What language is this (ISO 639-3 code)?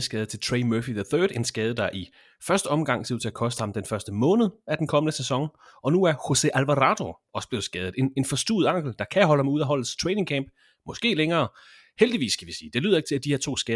dan